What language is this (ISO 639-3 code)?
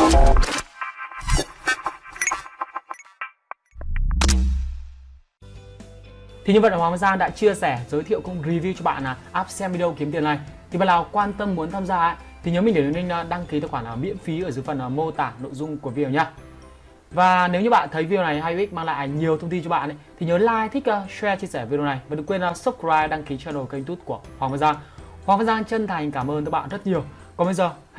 vie